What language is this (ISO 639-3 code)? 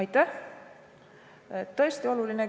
est